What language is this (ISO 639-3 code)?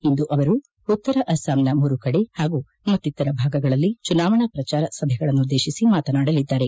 kan